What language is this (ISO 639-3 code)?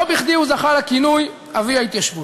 heb